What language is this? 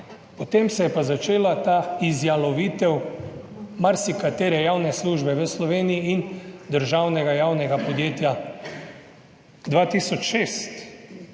Slovenian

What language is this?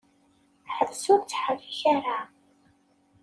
Kabyle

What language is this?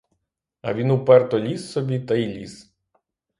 Ukrainian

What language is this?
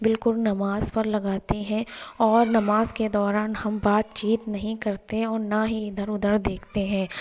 Urdu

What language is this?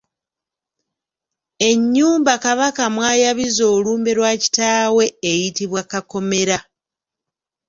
Ganda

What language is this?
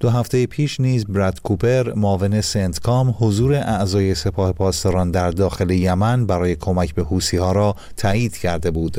Persian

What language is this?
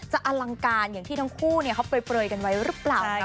Thai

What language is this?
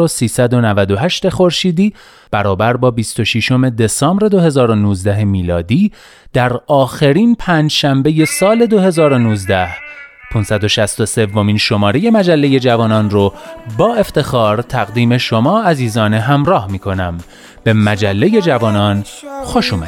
Persian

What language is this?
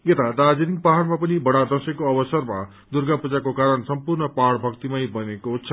Nepali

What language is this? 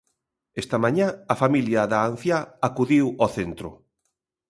Galician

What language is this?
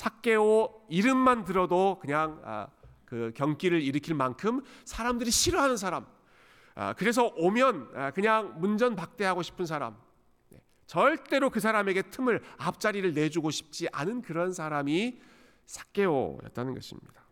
Korean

